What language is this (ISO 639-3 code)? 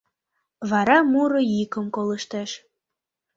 chm